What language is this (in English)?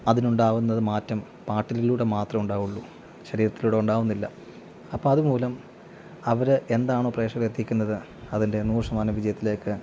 Malayalam